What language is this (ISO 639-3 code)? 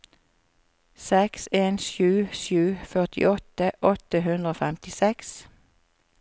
nor